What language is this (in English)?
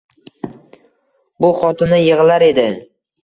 Uzbek